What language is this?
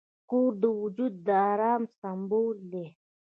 Pashto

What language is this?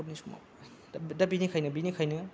Bodo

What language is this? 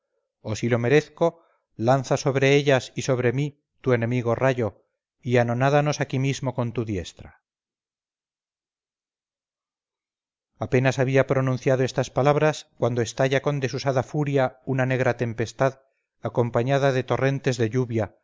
Spanish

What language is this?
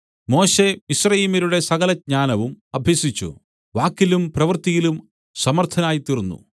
Malayalam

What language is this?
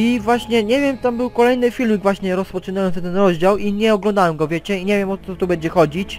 Polish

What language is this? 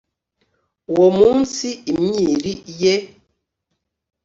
Kinyarwanda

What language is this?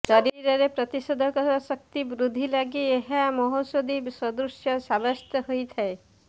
Odia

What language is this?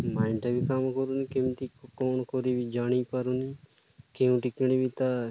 Odia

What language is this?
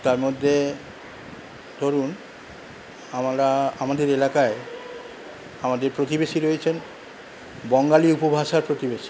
Bangla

